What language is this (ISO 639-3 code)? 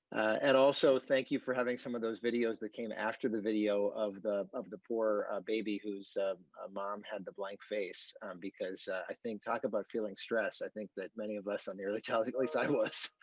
eng